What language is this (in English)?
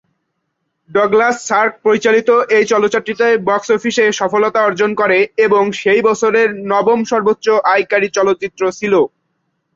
Bangla